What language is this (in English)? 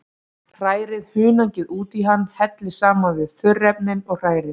Icelandic